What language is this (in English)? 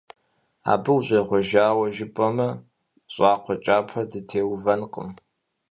Kabardian